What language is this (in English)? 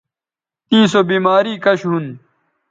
Bateri